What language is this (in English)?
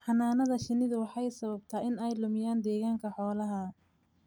Somali